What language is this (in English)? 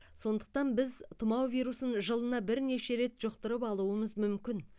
Kazakh